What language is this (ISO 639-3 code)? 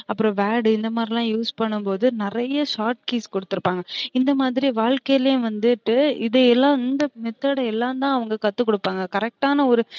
tam